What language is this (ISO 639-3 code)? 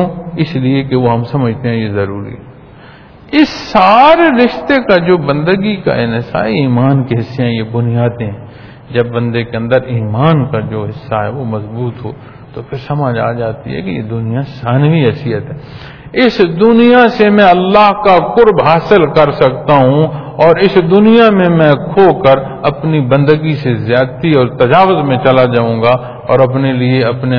pan